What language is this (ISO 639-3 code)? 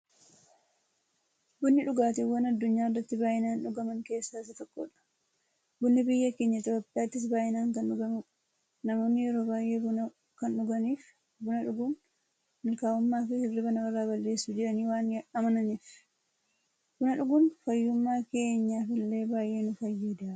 orm